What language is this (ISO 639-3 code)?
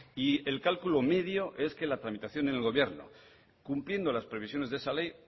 spa